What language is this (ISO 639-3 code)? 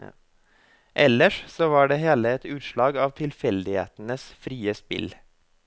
nor